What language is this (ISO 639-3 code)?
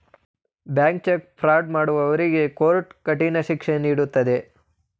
kan